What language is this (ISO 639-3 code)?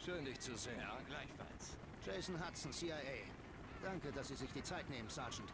deu